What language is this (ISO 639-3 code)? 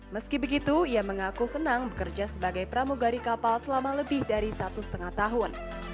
ind